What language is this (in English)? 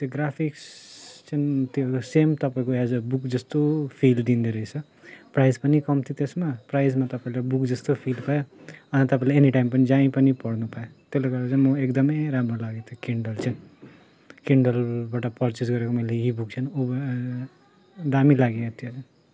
Nepali